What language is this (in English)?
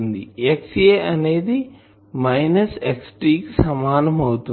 Telugu